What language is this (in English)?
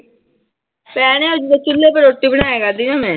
Punjabi